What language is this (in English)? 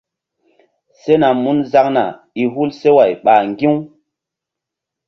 Mbum